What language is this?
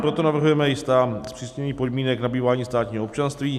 Czech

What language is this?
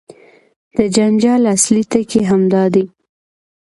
Pashto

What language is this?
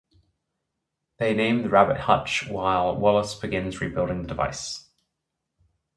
English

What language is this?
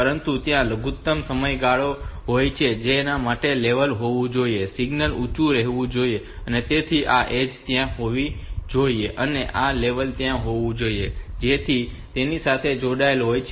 Gujarati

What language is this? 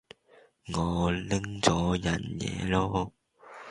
Cantonese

